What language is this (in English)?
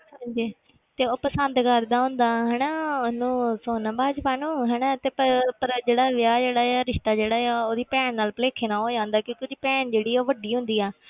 Punjabi